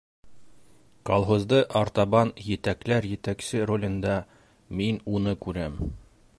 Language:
Bashkir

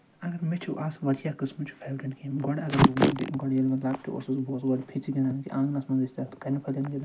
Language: Kashmiri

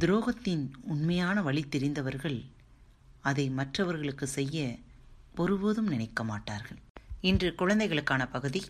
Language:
Tamil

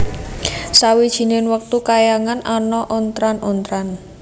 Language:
Javanese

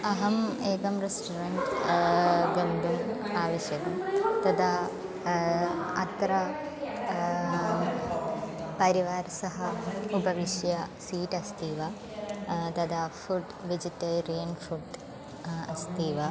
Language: Sanskrit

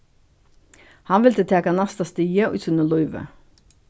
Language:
Faroese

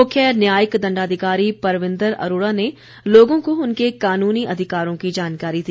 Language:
Hindi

